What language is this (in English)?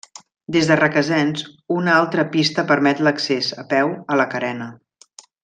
Catalan